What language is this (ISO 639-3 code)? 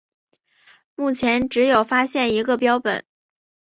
zho